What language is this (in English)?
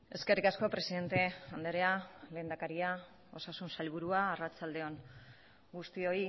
Basque